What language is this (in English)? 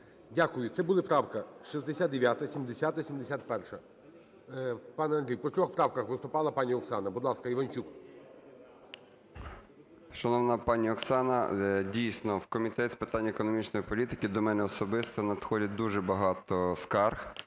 Ukrainian